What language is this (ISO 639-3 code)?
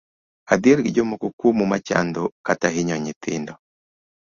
luo